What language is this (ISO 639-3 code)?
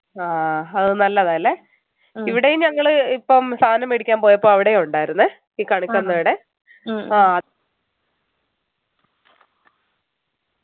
mal